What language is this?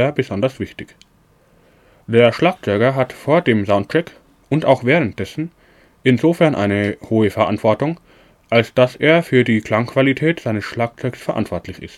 German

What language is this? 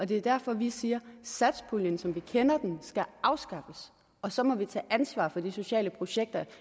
Danish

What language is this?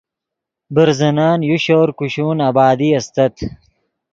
Yidgha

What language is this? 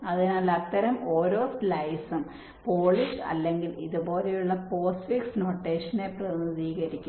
Malayalam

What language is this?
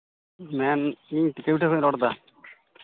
Santali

